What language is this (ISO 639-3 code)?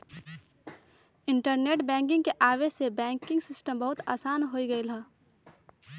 mag